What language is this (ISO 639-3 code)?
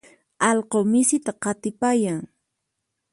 qxp